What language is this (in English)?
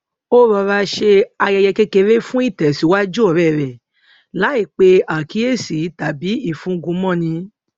Yoruba